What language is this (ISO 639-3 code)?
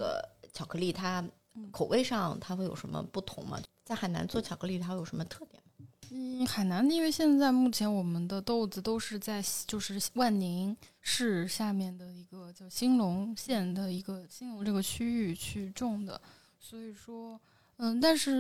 zho